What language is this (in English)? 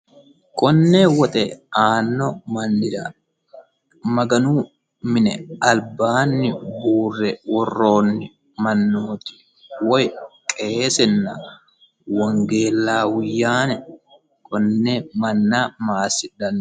Sidamo